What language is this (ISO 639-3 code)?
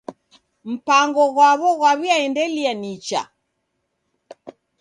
dav